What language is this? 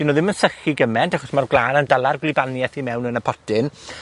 Welsh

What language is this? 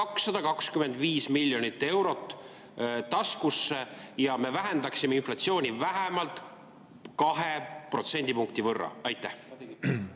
Estonian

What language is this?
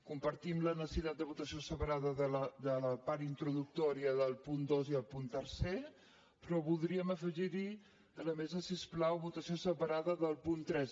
Catalan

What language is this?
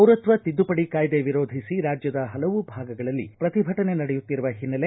Kannada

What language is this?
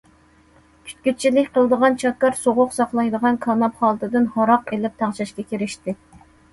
Uyghur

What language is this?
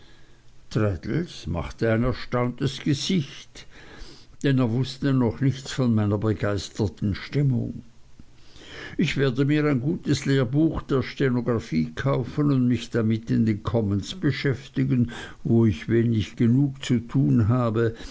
German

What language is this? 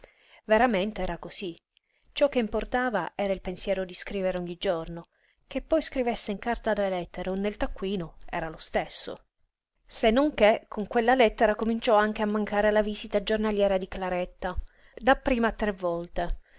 Italian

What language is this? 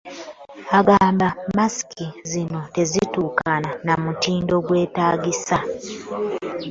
Ganda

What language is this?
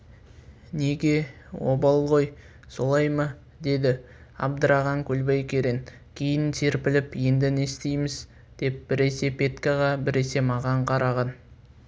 Kazakh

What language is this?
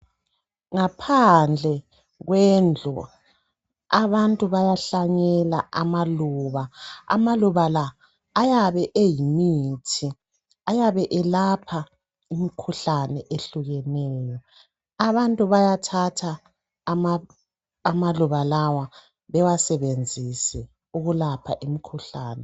North Ndebele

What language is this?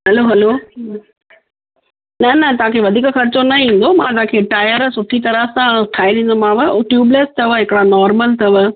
Sindhi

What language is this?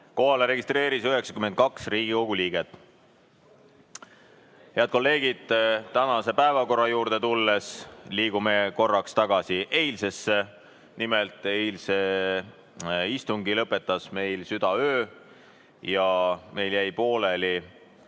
Estonian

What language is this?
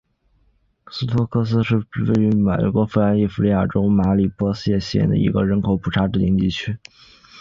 Chinese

